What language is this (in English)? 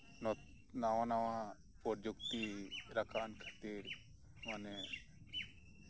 Santali